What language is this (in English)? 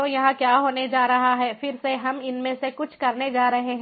Hindi